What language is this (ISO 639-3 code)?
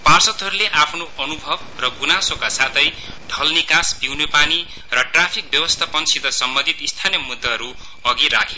nep